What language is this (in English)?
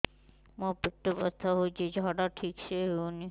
Odia